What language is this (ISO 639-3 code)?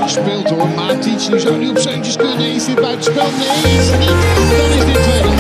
nld